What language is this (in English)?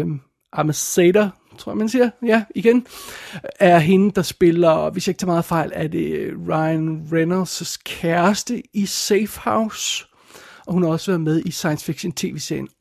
Danish